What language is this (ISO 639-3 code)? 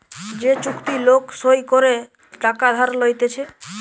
ben